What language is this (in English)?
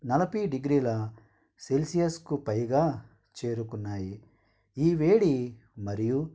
Telugu